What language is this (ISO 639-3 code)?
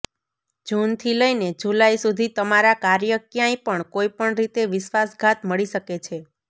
guj